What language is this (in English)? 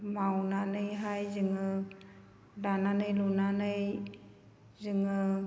Bodo